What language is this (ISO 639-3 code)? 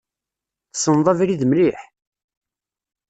kab